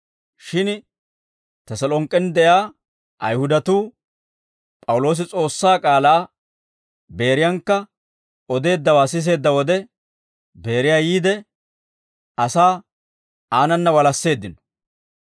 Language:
Dawro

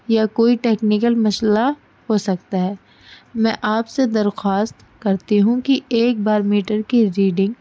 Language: Urdu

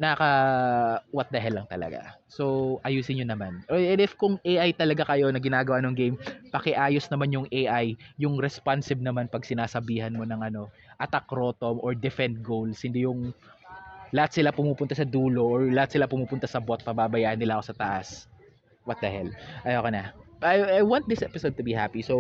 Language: Filipino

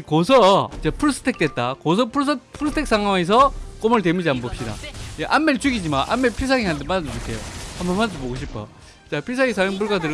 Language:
Korean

